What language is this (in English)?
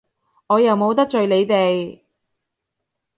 Cantonese